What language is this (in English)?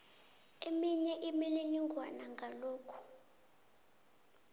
South Ndebele